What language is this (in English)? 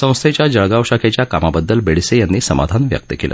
Marathi